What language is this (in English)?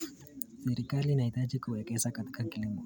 Kalenjin